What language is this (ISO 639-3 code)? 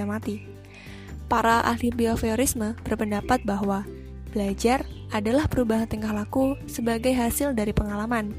ind